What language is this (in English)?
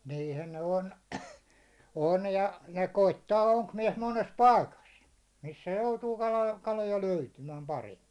Finnish